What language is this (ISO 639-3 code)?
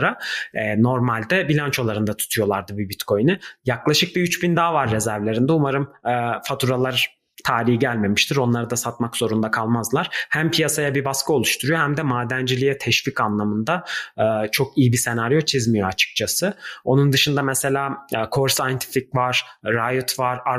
tur